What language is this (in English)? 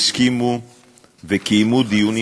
Hebrew